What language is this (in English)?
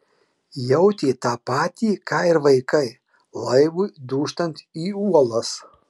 Lithuanian